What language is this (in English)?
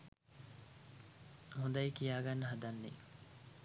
Sinhala